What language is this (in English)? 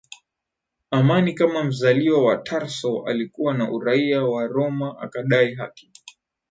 Swahili